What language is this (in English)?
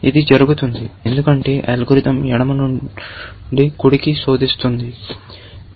Telugu